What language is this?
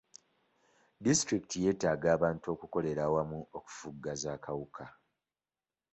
Ganda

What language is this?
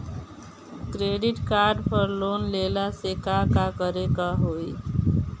Bhojpuri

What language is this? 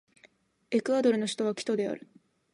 Japanese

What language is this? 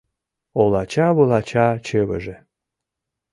Mari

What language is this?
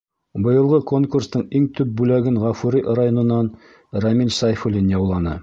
Bashkir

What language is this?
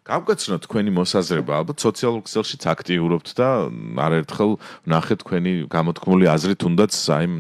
Romanian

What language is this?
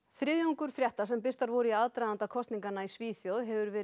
Icelandic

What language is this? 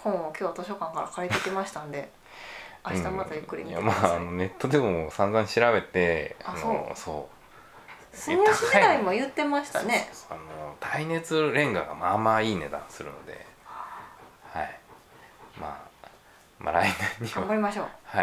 Japanese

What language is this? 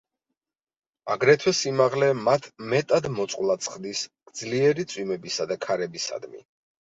Georgian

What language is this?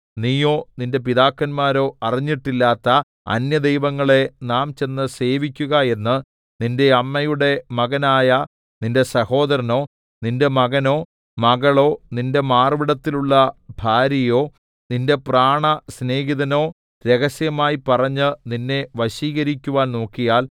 Malayalam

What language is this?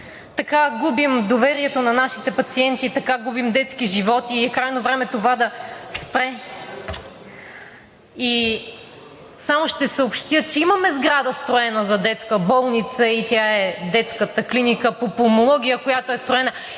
Bulgarian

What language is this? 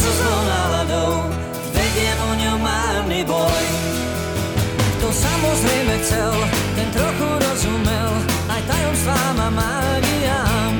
Slovak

